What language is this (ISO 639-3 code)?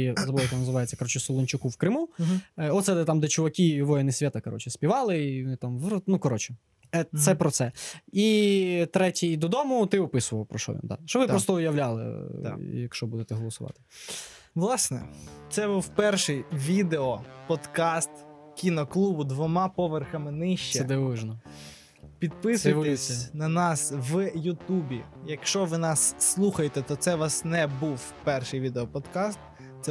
ukr